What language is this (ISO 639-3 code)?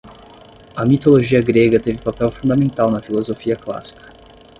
por